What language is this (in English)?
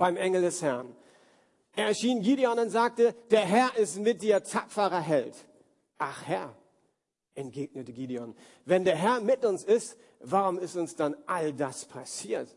German